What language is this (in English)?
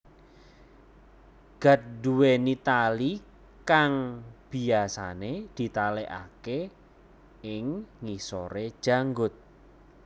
Javanese